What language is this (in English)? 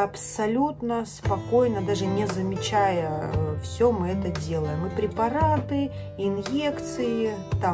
Russian